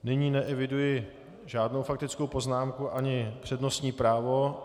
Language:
Czech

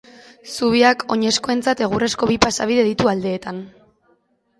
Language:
Basque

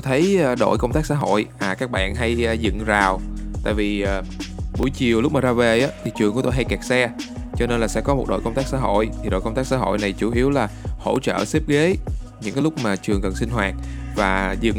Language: Vietnamese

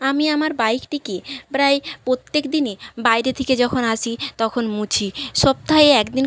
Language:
Bangla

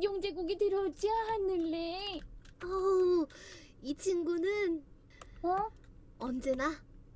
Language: Korean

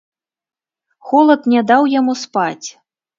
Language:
Belarusian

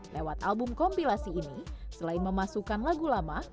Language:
Indonesian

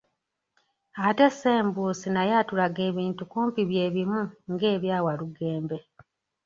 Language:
Ganda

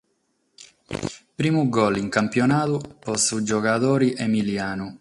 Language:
Sardinian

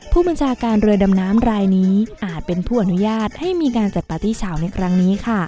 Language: Thai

